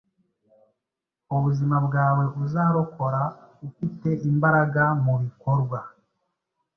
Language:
Kinyarwanda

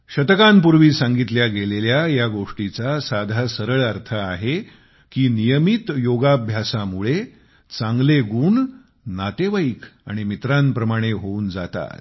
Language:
Marathi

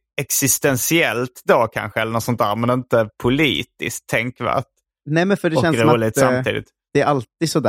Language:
Swedish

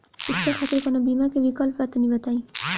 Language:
Bhojpuri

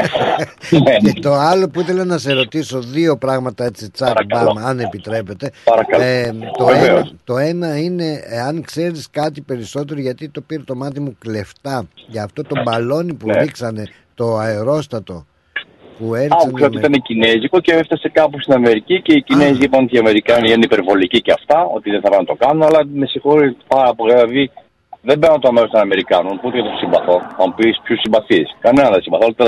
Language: Greek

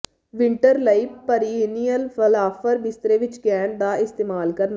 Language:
Punjabi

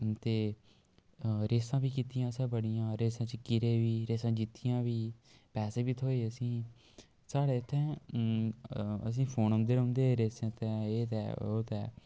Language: Dogri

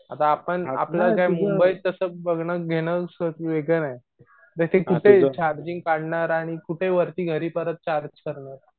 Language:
Marathi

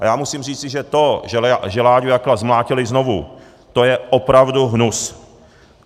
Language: Czech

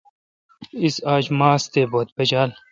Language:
Kalkoti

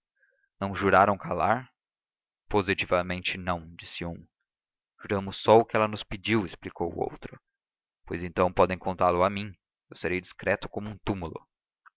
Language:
Portuguese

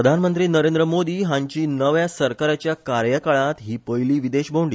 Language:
Konkani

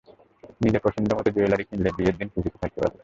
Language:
Bangla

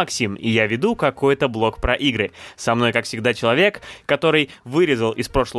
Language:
Russian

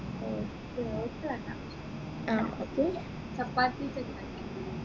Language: Malayalam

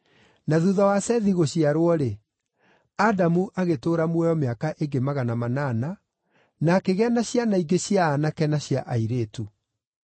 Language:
Kikuyu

